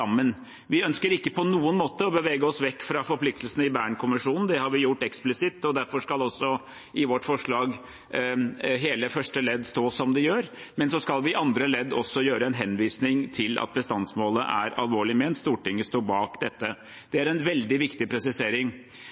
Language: Norwegian Bokmål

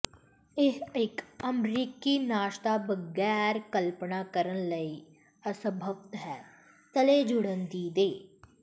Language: Punjabi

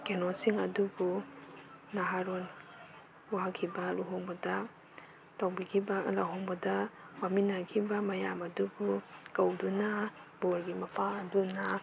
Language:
Manipuri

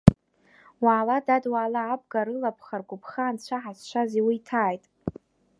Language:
Abkhazian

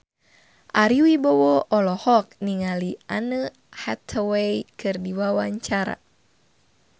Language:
Sundanese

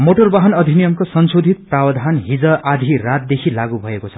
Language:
Nepali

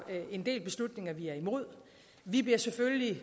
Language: Danish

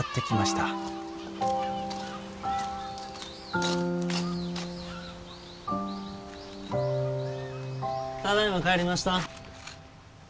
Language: Japanese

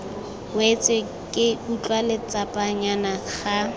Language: Tswana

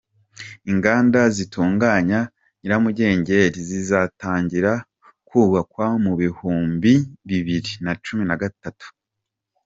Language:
Kinyarwanda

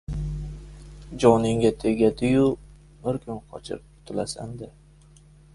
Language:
Uzbek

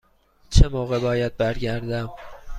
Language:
Persian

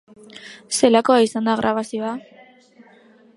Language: Basque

